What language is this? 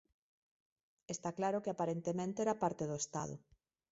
Galician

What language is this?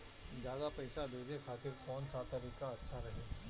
Bhojpuri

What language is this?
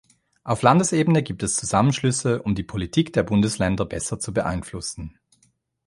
German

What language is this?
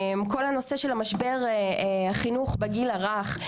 Hebrew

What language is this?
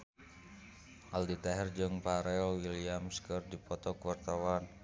Sundanese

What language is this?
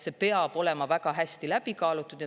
Estonian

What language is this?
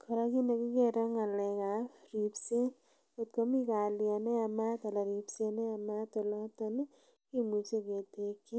Kalenjin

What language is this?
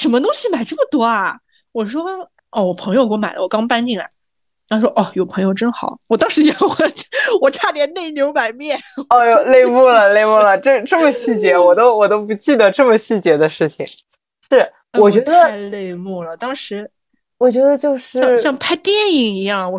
Chinese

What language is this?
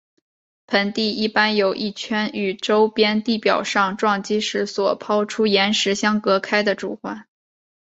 Chinese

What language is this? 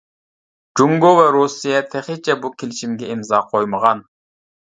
Uyghur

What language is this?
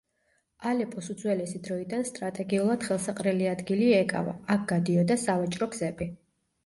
Georgian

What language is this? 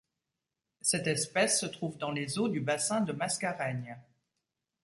French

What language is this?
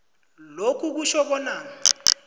South Ndebele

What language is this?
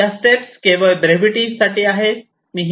Marathi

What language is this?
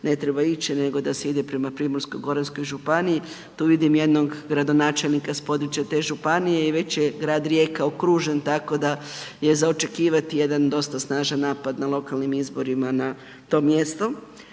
Croatian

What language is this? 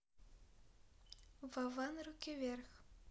Russian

